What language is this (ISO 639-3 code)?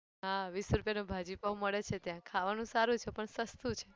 guj